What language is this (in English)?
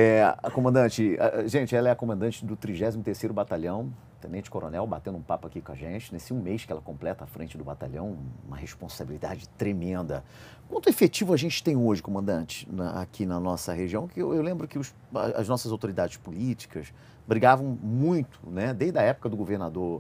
Portuguese